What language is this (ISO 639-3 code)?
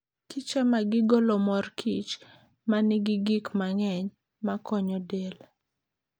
luo